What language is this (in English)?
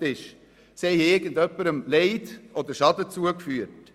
Swiss German